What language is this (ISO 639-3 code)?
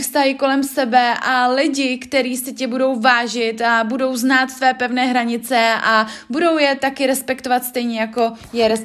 ces